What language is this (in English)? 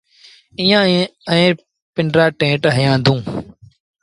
Sindhi Bhil